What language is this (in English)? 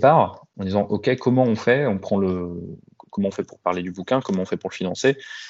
French